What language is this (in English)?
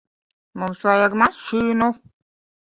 Latvian